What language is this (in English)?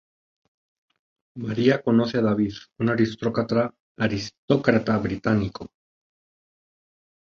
Spanish